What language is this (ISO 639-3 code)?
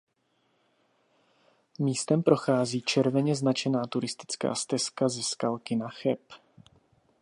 ces